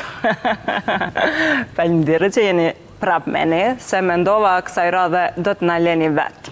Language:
Romanian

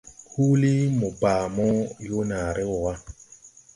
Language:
Tupuri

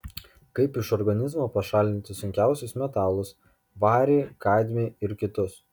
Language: Lithuanian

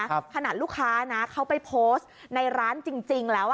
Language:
Thai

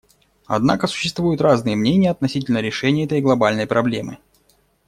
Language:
Russian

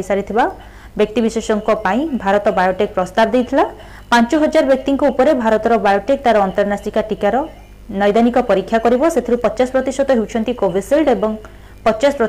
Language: Hindi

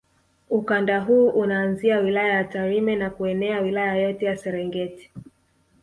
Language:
Swahili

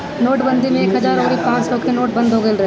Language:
Bhojpuri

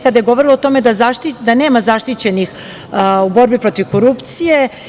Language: Serbian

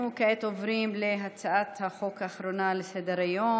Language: Hebrew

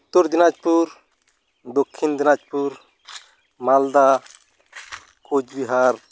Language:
Santali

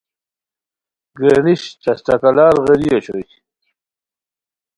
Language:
Khowar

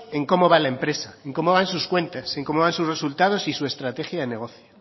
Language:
Spanish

